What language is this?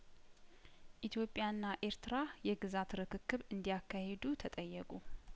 Amharic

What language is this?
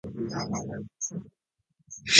Japanese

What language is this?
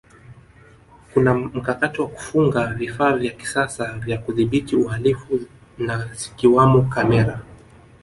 Swahili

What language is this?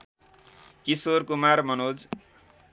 Nepali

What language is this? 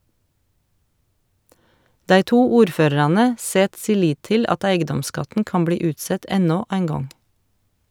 Norwegian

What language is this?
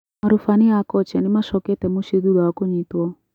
Kikuyu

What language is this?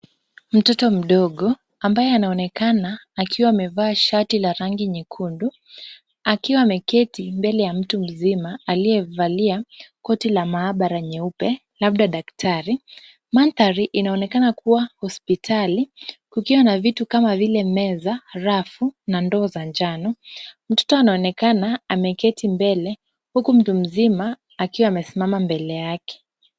Swahili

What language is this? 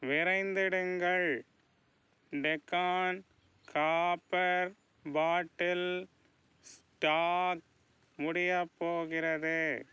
Tamil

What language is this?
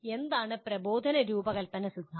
Malayalam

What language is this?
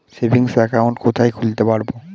Bangla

